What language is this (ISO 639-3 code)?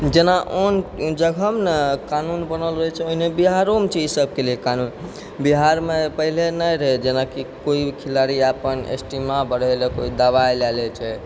mai